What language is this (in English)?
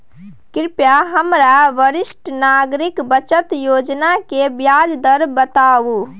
Maithili